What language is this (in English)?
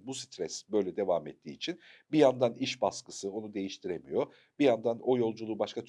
Turkish